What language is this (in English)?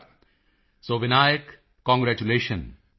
Punjabi